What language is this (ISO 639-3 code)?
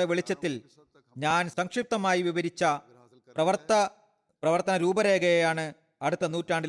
mal